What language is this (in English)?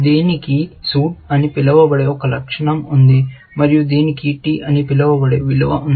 Telugu